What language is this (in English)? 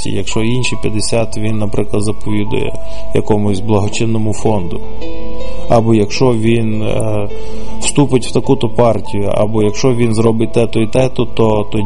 Ukrainian